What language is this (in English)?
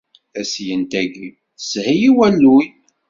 Kabyle